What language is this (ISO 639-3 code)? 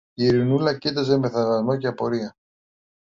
ell